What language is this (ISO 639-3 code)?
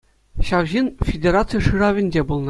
chv